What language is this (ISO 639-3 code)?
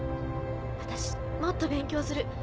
jpn